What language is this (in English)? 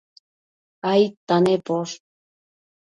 Matsés